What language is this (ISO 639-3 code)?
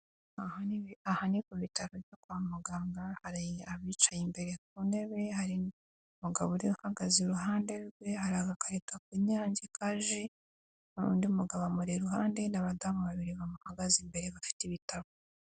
kin